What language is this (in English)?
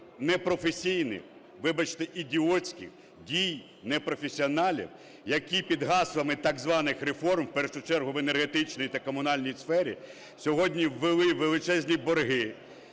Ukrainian